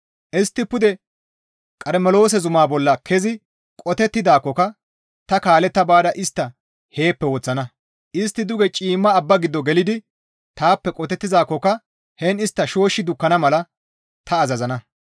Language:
Gamo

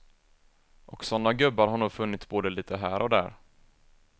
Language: Swedish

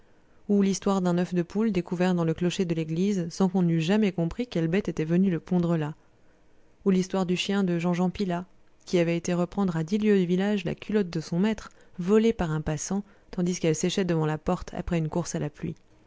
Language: French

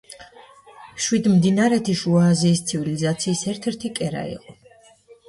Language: Georgian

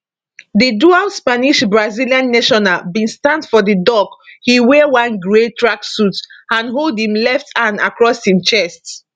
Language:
Nigerian Pidgin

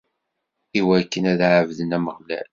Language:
Kabyle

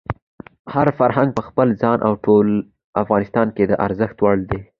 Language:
Pashto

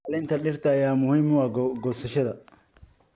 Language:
Somali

